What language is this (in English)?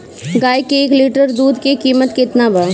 Bhojpuri